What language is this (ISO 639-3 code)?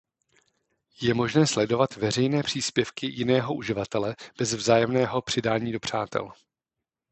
ces